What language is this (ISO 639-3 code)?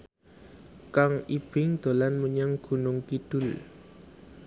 jav